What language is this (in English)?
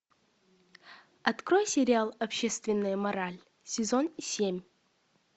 Russian